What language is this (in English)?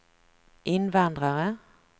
Swedish